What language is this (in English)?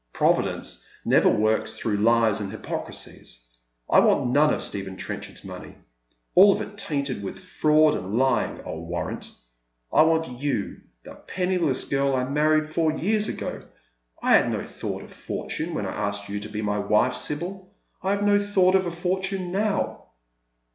English